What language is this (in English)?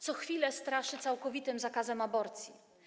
Polish